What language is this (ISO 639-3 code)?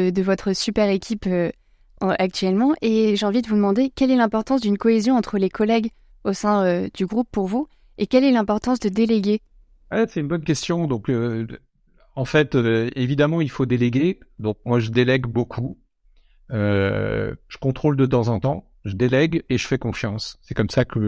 fra